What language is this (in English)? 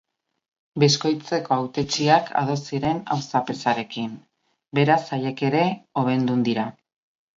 Basque